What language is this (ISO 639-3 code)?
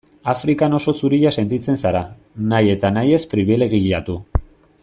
eus